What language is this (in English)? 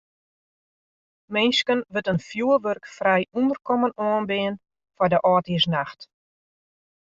Western Frisian